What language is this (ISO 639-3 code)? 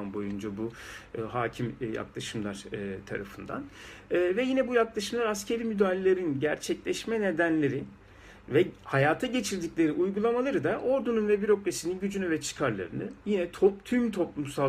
tur